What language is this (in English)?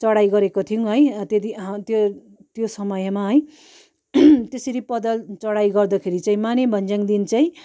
Nepali